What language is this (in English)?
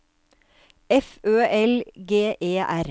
Norwegian